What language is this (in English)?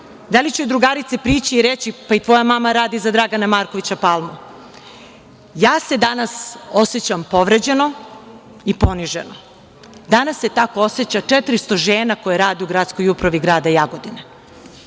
Serbian